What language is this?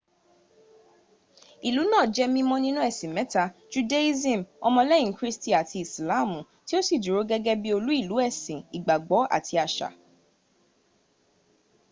Yoruba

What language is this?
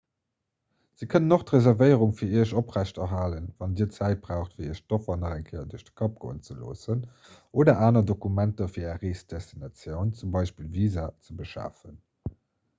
Luxembourgish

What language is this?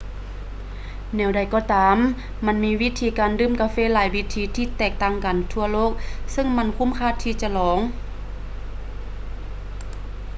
Lao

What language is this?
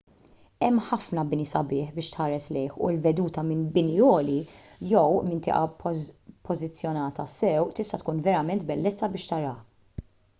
Maltese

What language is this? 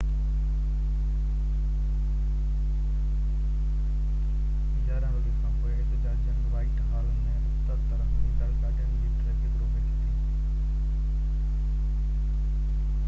Sindhi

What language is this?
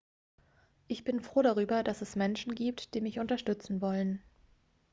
German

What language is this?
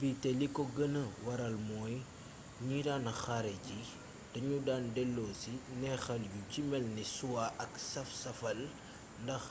Wolof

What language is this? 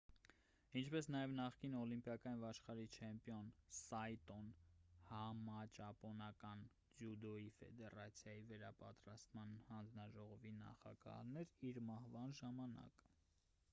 Armenian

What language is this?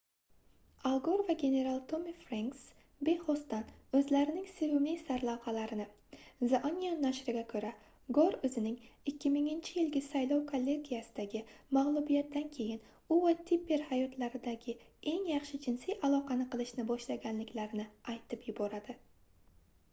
Uzbek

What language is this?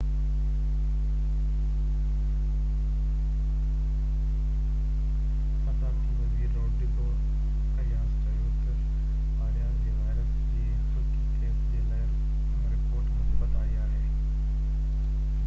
Sindhi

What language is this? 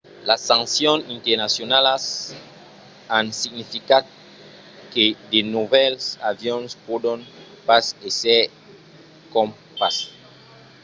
Occitan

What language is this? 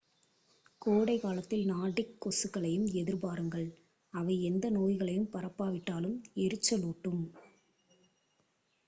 Tamil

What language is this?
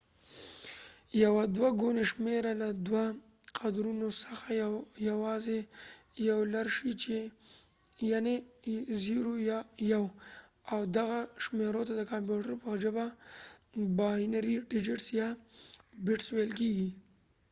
Pashto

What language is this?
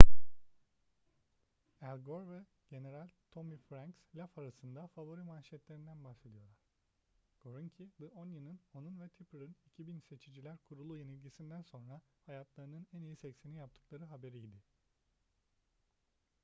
Turkish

